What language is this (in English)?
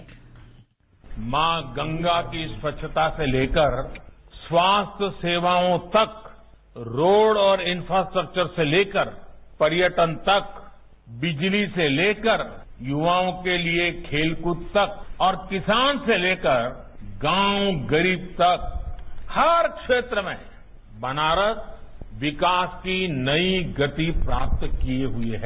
Hindi